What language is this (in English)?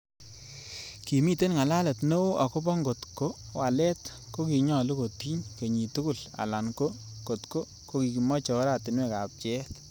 Kalenjin